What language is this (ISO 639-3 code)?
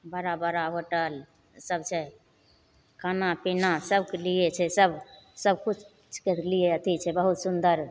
mai